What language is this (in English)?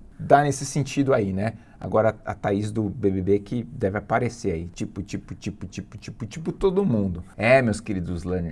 Portuguese